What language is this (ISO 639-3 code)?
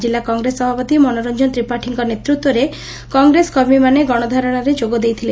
ori